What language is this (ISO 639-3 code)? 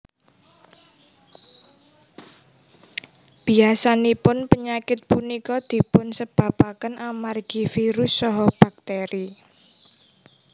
jav